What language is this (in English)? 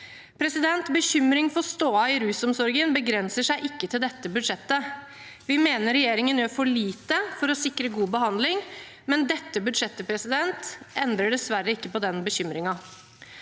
Norwegian